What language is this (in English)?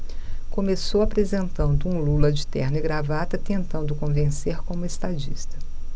Portuguese